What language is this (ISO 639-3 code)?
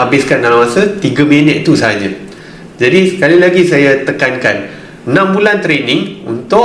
msa